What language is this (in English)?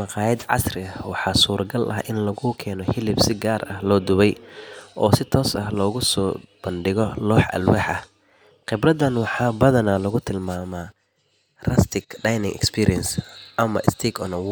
Somali